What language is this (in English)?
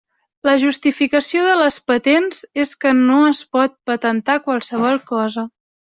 Catalan